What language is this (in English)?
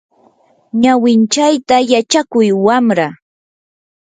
Yanahuanca Pasco Quechua